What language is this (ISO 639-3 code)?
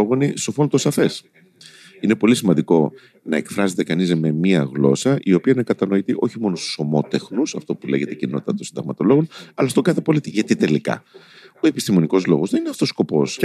ell